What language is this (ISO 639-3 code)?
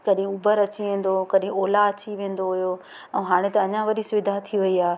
snd